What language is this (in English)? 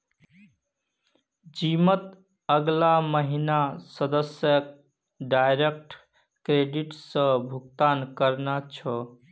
Magahi